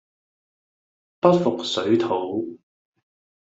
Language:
Cantonese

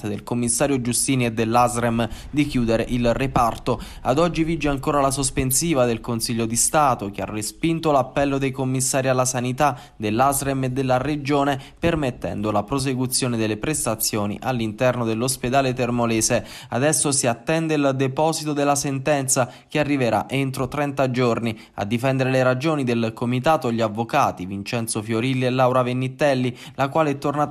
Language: Italian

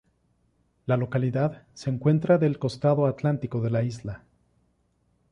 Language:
Spanish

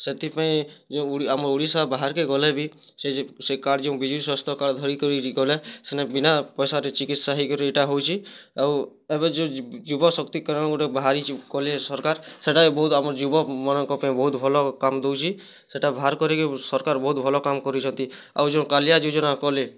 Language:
Odia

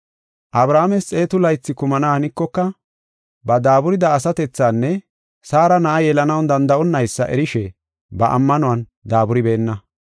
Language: Gofa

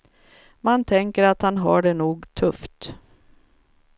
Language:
Swedish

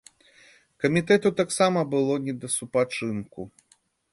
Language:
Belarusian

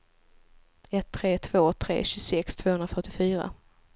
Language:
Swedish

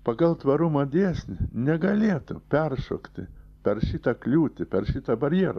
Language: Lithuanian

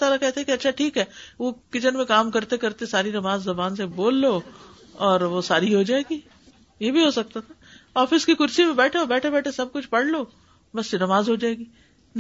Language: Urdu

